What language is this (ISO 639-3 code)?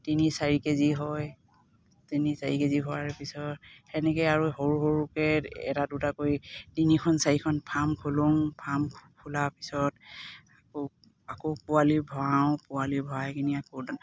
asm